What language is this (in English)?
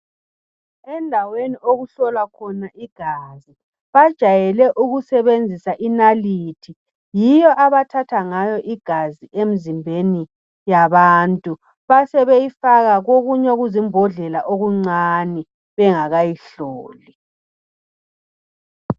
North Ndebele